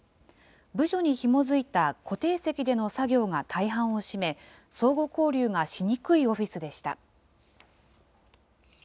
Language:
Japanese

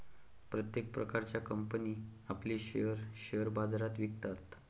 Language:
Marathi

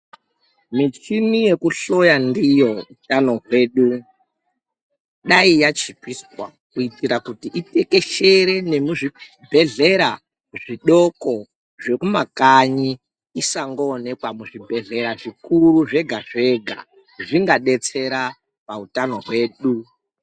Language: Ndau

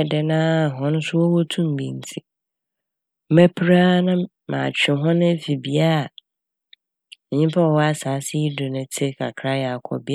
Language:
Akan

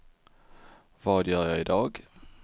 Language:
Swedish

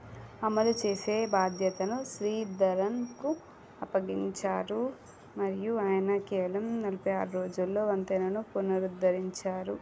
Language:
Telugu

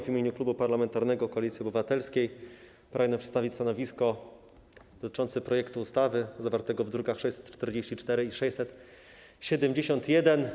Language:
Polish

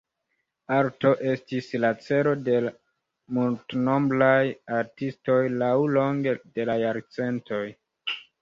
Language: Esperanto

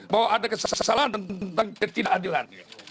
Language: Indonesian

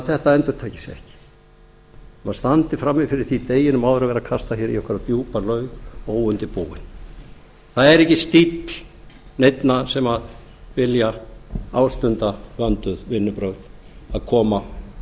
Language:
Icelandic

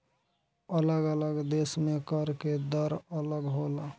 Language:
Bhojpuri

